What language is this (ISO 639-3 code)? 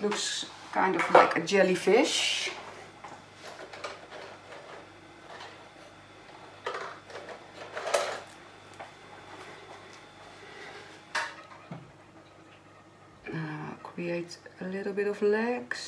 nld